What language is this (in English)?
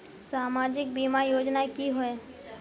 Magahi